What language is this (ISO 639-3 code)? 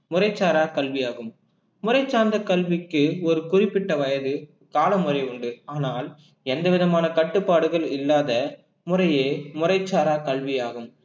tam